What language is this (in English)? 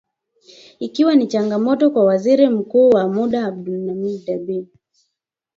Swahili